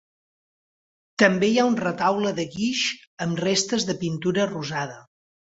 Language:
Catalan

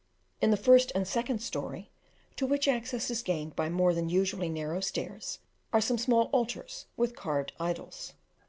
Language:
English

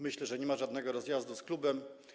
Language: Polish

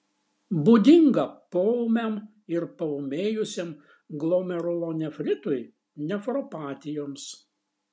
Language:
Lithuanian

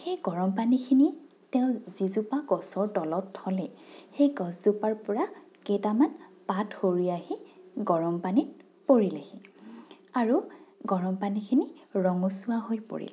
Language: Assamese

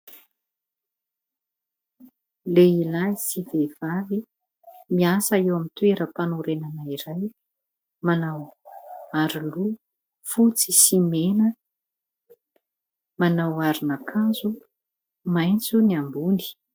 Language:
Malagasy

